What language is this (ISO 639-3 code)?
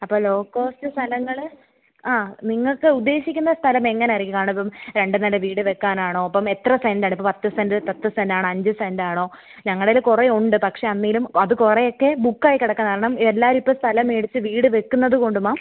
mal